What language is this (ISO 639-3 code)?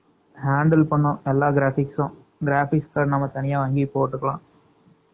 tam